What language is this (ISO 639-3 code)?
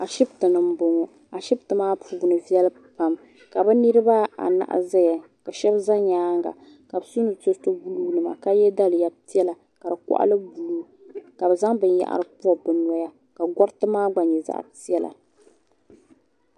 dag